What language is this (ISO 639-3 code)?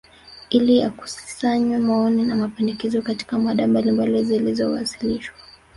swa